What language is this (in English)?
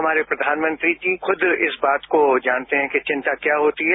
Hindi